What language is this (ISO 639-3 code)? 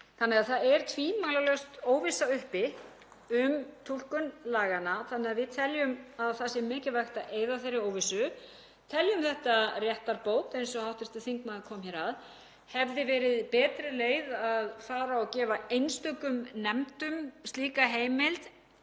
isl